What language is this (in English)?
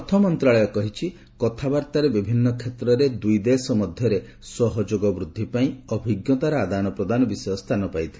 Odia